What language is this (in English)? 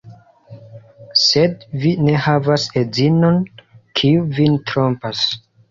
Esperanto